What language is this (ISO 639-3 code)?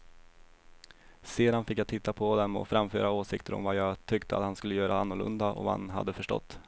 swe